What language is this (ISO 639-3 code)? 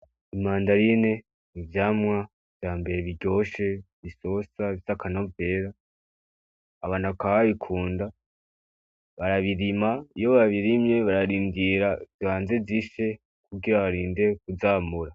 run